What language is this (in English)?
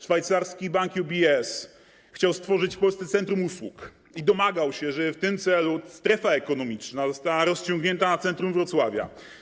Polish